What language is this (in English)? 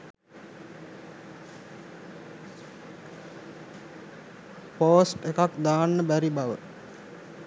Sinhala